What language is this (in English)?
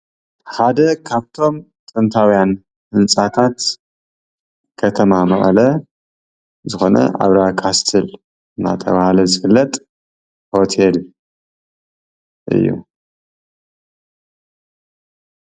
Tigrinya